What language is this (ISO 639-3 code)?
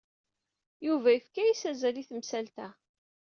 kab